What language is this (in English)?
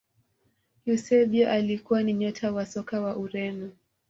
Swahili